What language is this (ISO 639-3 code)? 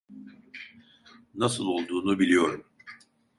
tur